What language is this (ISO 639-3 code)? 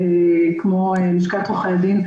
heb